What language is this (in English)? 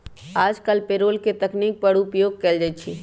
Magahi